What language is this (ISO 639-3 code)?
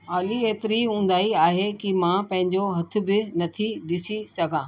snd